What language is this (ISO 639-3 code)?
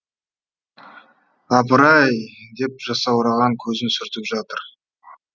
kaz